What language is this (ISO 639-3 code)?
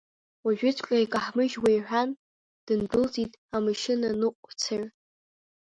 abk